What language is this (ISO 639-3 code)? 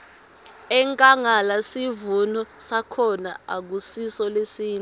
ssw